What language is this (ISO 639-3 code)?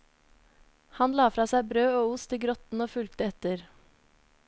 nor